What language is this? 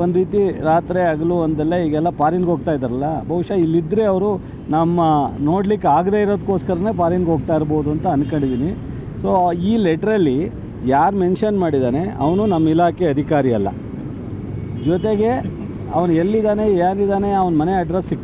Arabic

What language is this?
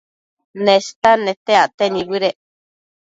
Matsés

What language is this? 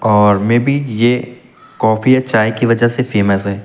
Hindi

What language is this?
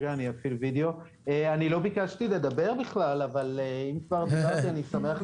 Hebrew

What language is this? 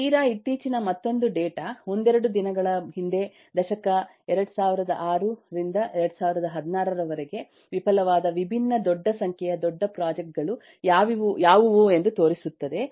Kannada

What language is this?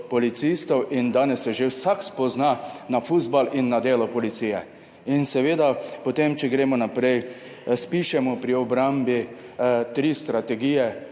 Slovenian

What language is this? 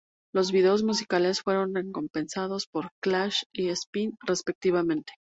Spanish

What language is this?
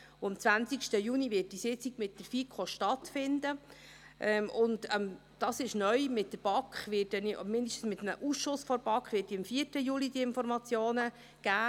Swiss German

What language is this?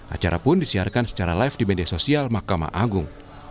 Indonesian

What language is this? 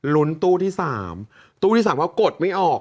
Thai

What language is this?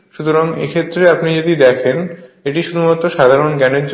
Bangla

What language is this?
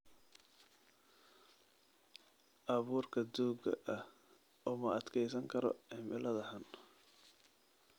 Somali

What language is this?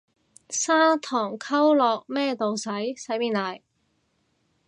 Cantonese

